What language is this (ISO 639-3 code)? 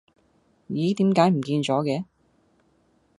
yue